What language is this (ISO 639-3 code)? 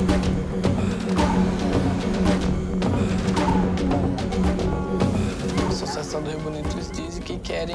por